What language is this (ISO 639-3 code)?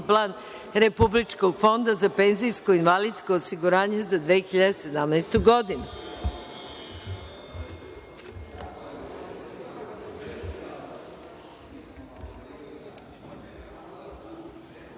srp